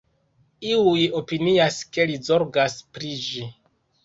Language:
Esperanto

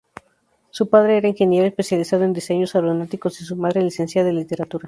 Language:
Spanish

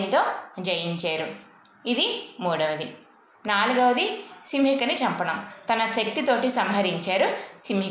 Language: Telugu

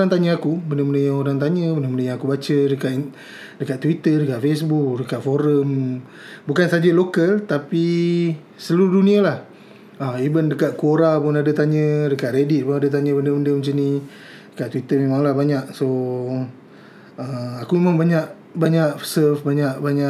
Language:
Malay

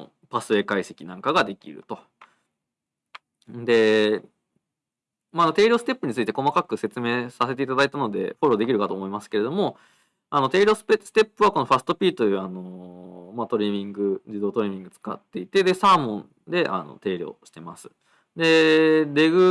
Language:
Japanese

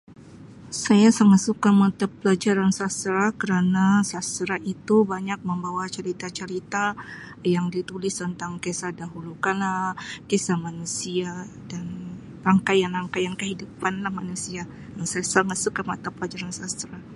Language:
Sabah Malay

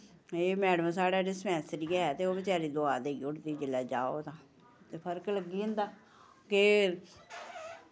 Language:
Dogri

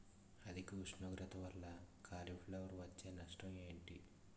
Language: Telugu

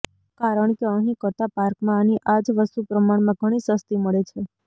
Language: Gujarati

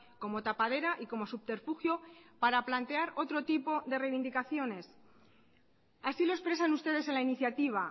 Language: Spanish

